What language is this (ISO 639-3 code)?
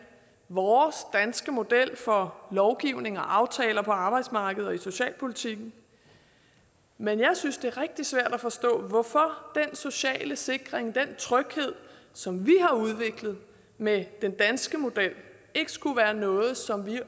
dan